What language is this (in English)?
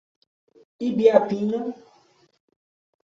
Portuguese